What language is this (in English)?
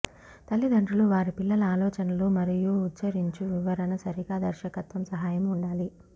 Telugu